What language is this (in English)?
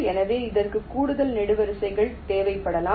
Tamil